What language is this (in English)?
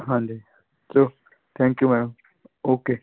Punjabi